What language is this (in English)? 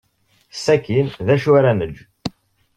Kabyle